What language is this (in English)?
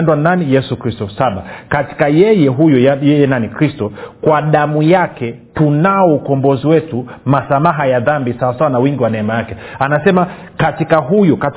Swahili